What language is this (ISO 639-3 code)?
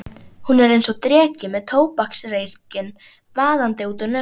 isl